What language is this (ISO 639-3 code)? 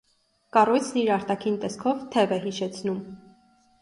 hye